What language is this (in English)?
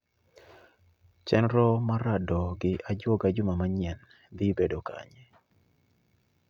Luo (Kenya and Tanzania)